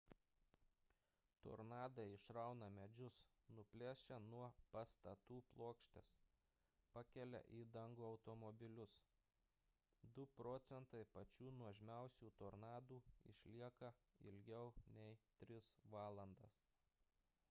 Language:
Lithuanian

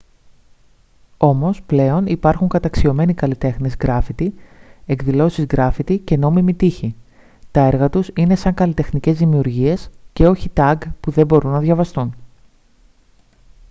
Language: Greek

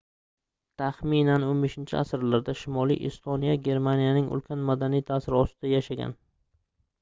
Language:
Uzbek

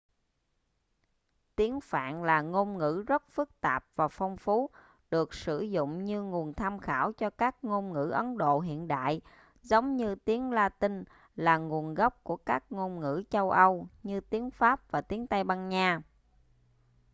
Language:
Vietnamese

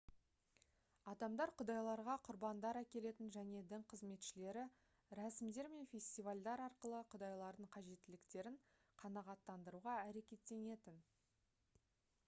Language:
Kazakh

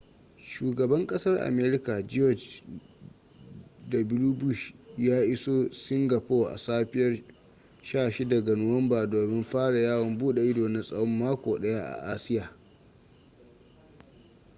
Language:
Hausa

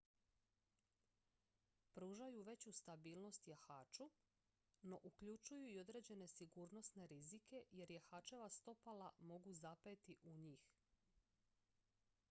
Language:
Croatian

